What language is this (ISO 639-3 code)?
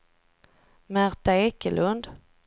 swe